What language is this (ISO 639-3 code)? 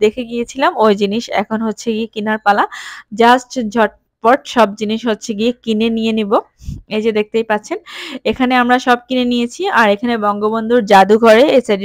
hin